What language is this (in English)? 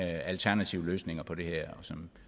Danish